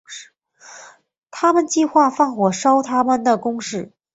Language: Chinese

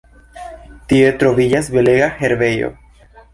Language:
Esperanto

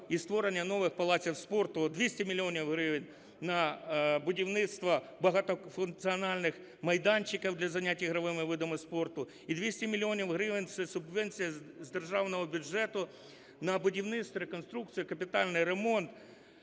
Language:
Ukrainian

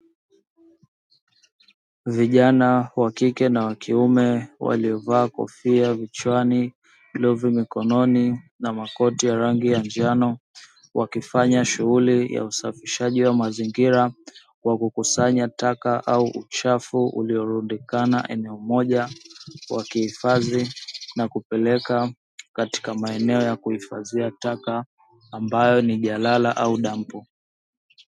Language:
Swahili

